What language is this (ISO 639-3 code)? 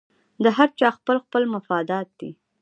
pus